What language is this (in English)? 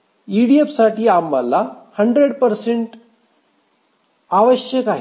Marathi